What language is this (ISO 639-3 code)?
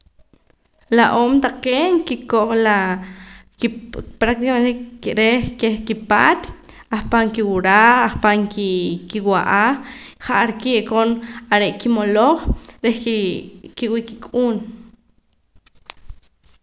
poc